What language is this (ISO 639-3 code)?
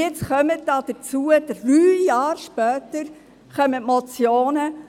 gsw